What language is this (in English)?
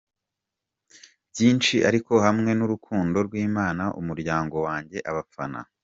Kinyarwanda